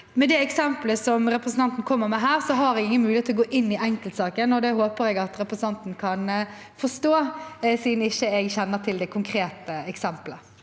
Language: Norwegian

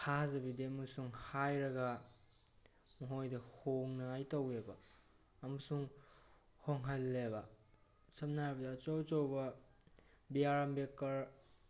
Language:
Manipuri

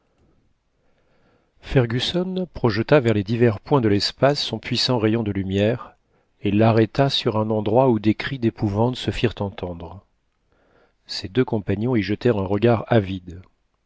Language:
French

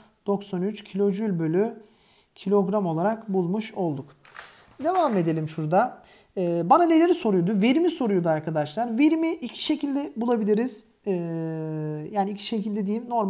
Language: Turkish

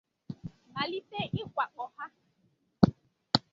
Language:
Igbo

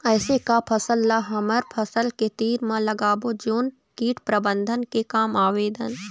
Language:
Chhattisgarhi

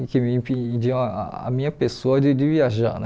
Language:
Portuguese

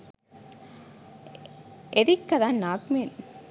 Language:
Sinhala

